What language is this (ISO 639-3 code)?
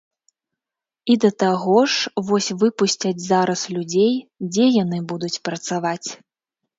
bel